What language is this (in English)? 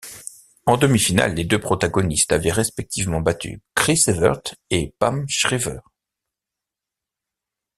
French